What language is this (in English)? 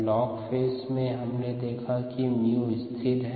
Hindi